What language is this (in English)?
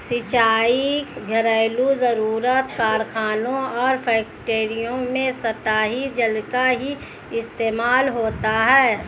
Hindi